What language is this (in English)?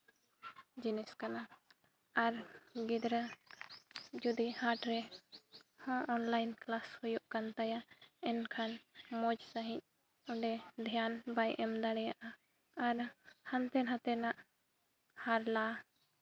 Santali